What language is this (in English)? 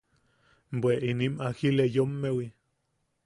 Yaqui